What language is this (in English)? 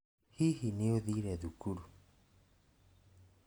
Kikuyu